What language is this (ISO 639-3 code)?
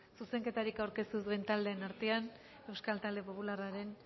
eus